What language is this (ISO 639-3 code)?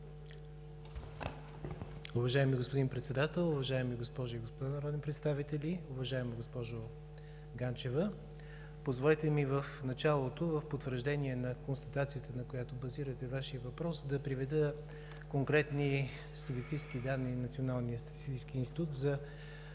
bul